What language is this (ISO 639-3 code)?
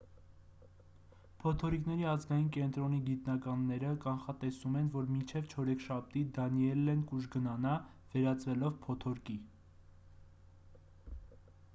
hye